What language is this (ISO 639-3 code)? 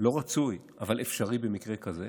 heb